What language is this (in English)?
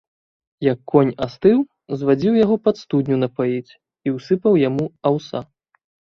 Belarusian